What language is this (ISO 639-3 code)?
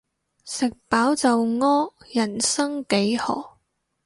yue